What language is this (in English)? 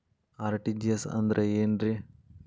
Kannada